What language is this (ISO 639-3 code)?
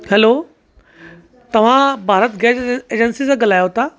snd